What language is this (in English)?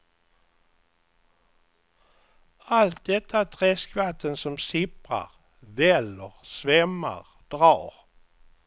Swedish